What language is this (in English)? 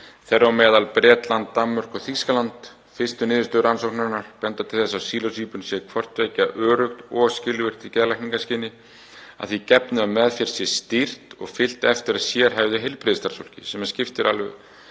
Icelandic